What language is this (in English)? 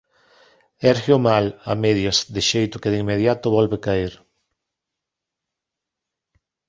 Galician